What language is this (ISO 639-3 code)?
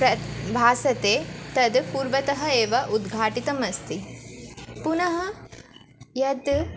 san